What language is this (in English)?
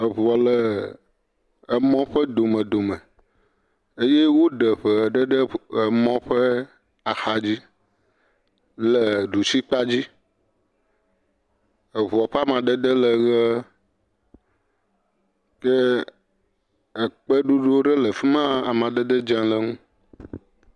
Ewe